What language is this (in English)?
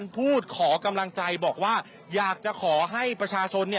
Thai